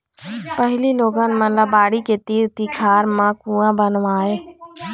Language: Chhattisgarhi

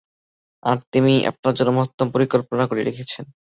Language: Bangla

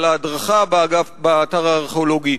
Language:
Hebrew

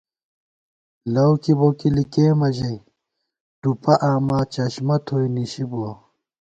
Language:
Gawar-Bati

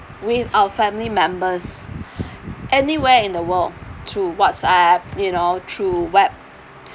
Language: English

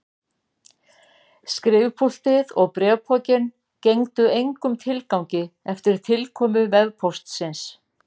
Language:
Icelandic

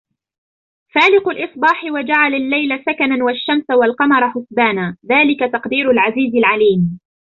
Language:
Arabic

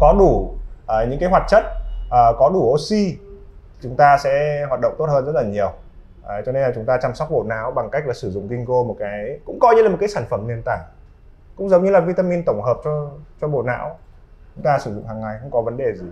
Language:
Vietnamese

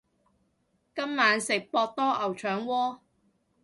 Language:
Cantonese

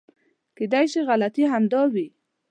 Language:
Pashto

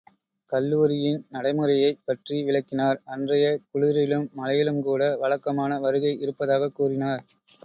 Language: Tamil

